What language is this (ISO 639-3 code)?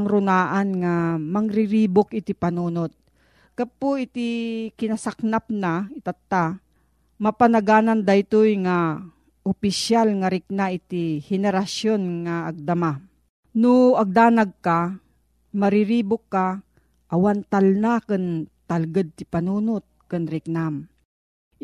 fil